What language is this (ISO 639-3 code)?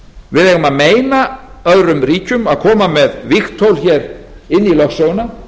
isl